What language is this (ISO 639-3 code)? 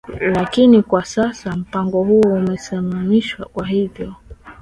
swa